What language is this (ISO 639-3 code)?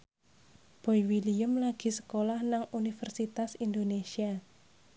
jav